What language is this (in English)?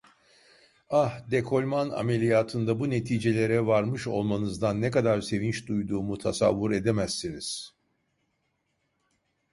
Turkish